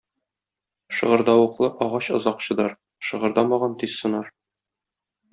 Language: Tatar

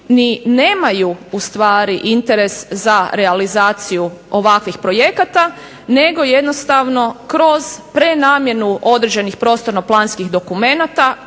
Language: Croatian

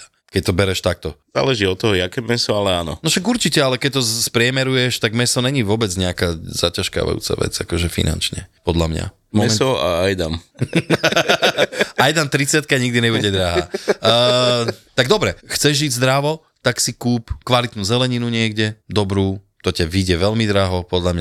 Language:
Slovak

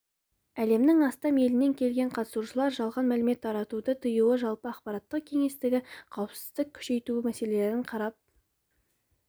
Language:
Kazakh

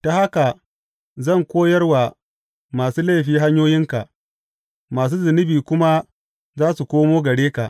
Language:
Hausa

